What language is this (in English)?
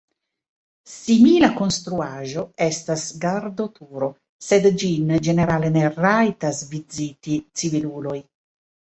Esperanto